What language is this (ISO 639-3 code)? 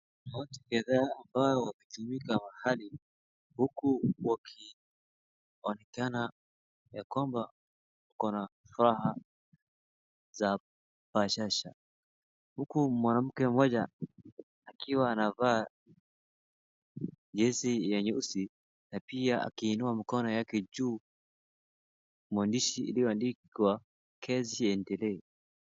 swa